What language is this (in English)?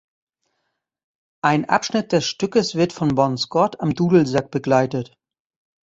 German